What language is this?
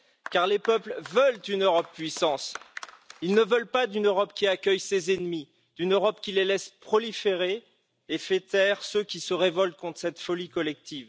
French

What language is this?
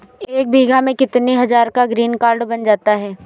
Hindi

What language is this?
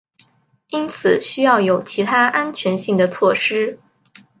Chinese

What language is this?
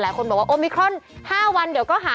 Thai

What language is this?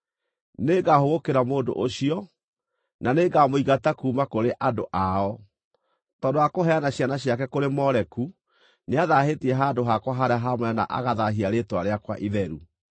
Kikuyu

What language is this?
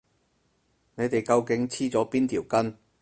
Cantonese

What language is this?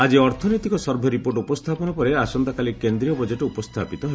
Odia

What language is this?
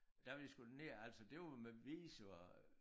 Danish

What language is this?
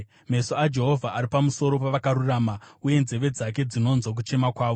Shona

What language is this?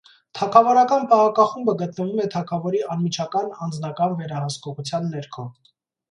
Armenian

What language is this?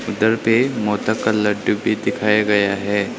Hindi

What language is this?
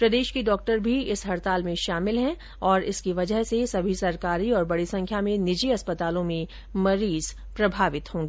Hindi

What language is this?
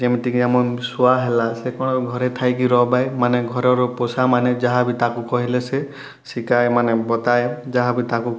Odia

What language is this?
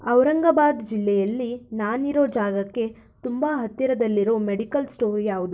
Kannada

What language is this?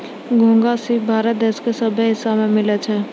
Maithili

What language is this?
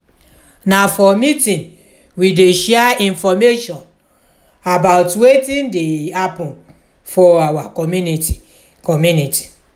Nigerian Pidgin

